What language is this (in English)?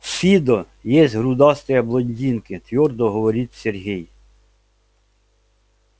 Russian